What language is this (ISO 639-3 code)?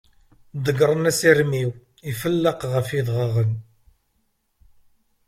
kab